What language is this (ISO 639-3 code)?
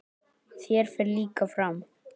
isl